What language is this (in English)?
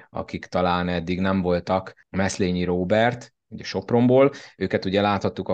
Hungarian